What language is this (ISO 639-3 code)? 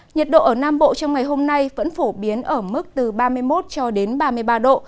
vie